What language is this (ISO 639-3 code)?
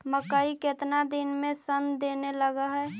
mag